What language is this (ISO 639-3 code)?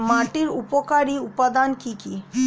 ben